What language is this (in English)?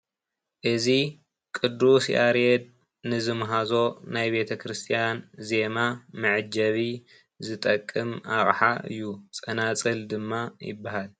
Tigrinya